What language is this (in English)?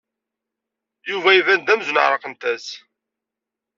Kabyle